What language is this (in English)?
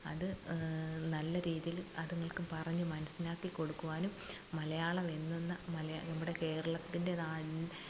Malayalam